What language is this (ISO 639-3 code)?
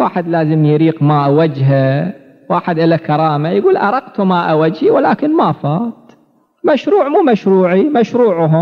ara